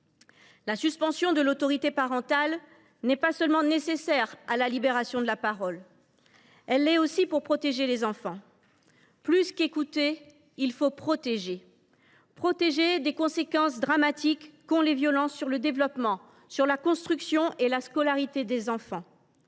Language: French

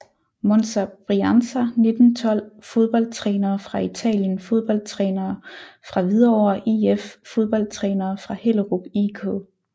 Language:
Danish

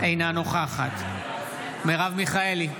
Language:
Hebrew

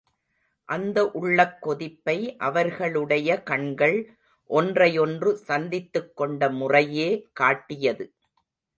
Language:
Tamil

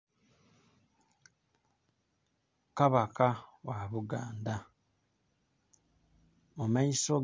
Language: Soga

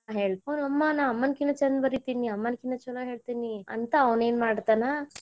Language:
Kannada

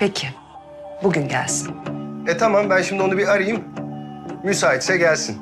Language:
Turkish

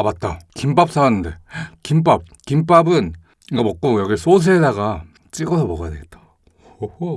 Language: Korean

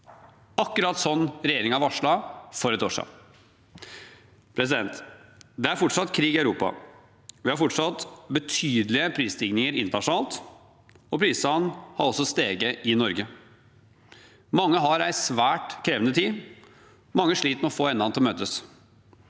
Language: Norwegian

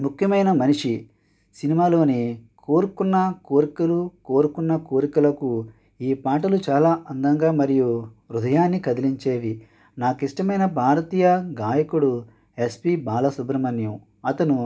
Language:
Telugu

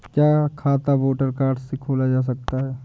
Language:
Hindi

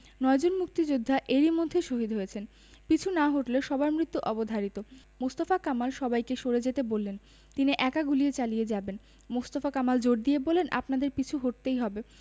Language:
Bangla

